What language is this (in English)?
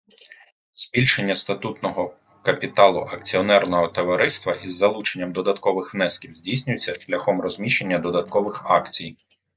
Ukrainian